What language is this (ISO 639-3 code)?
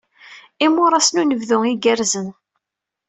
kab